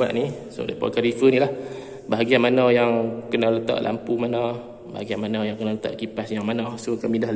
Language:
Malay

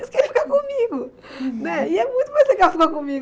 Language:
Portuguese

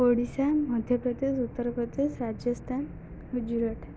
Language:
Odia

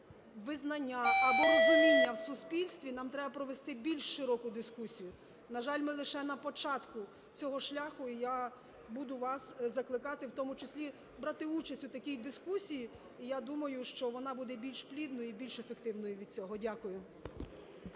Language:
Ukrainian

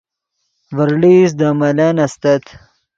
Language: Yidgha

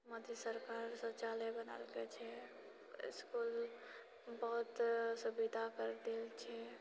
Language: Maithili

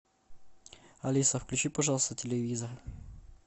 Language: Russian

